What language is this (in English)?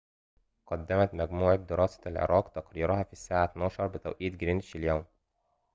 Arabic